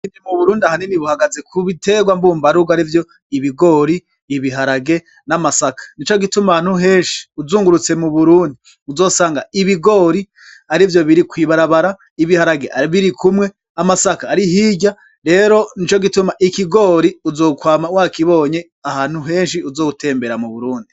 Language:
Rundi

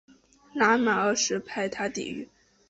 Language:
Chinese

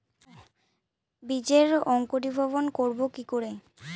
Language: Bangla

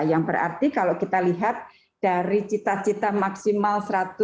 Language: Indonesian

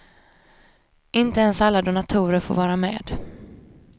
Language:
Swedish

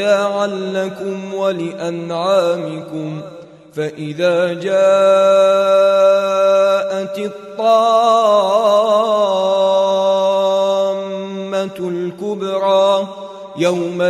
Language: Arabic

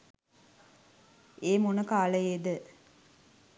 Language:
Sinhala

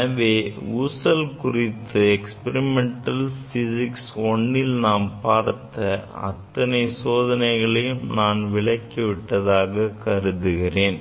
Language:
Tamil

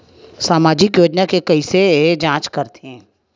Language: Chhattisgarhi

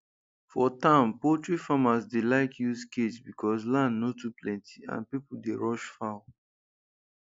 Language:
Nigerian Pidgin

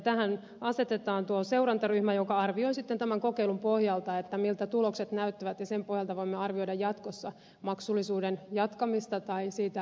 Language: Finnish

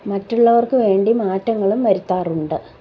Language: Malayalam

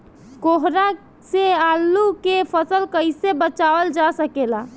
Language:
Bhojpuri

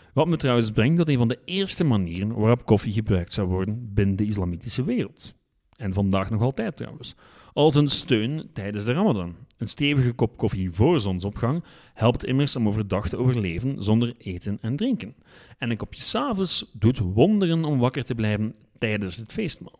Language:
Dutch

